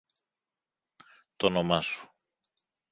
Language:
Greek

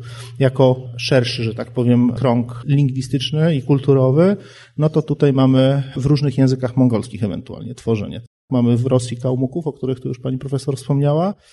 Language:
Polish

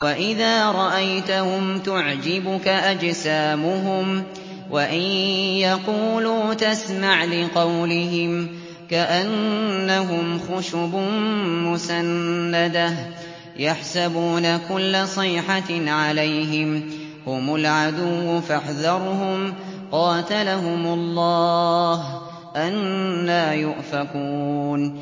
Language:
Arabic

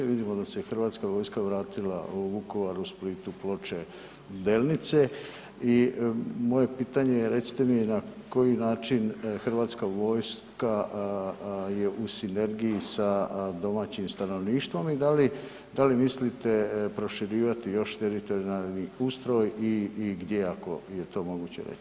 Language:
Croatian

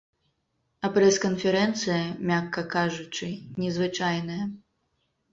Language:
Belarusian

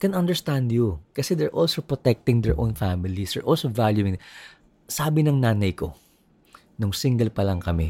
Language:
Filipino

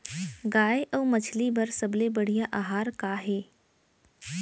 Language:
Chhattisgarhi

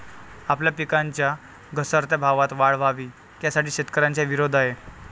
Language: Marathi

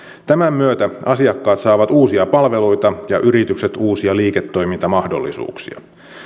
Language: Finnish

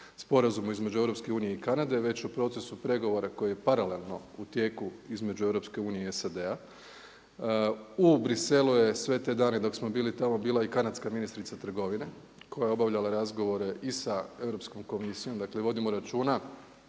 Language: Croatian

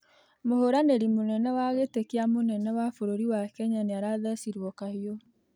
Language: Kikuyu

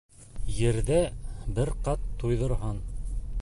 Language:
Bashkir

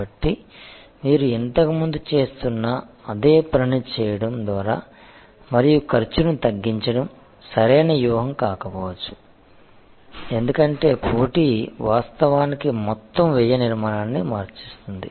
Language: Telugu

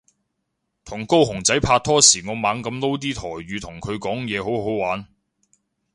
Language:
Cantonese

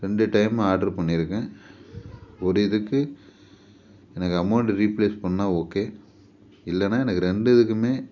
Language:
Tamil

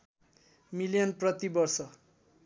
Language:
Nepali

